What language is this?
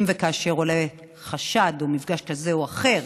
Hebrew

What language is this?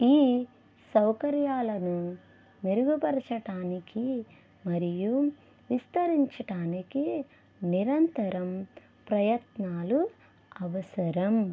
Telugu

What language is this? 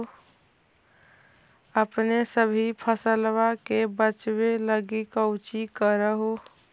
Magahi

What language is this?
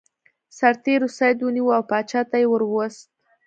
Pashto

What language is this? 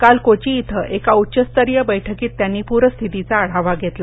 Marathi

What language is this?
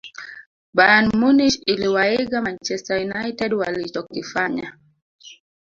Swahili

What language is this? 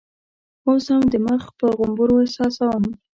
Pashto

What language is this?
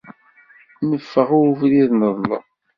Kabyle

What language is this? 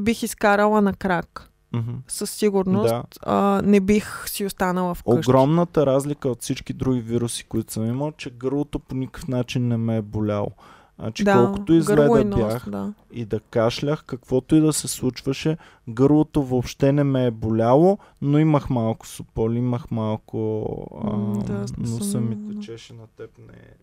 Bulgarian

